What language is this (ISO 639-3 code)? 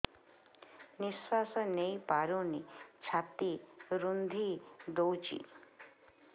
ori